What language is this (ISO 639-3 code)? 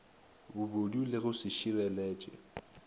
nso